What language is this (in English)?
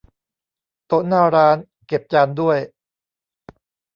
Thai